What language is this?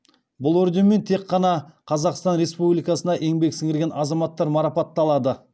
Kazakh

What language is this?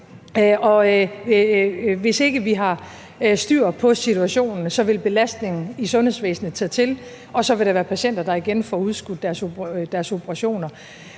Danish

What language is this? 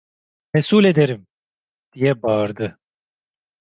Turkish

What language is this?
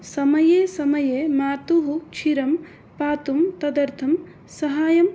Sanskrit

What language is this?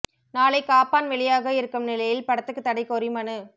Tamil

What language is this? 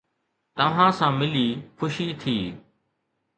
Sindhi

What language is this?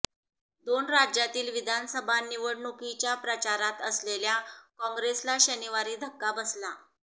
Marathi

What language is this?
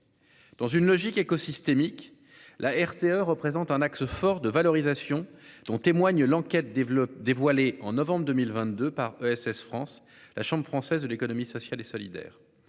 French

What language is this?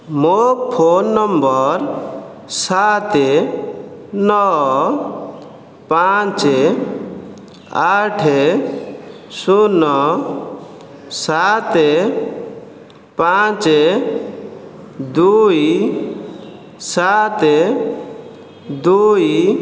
Odia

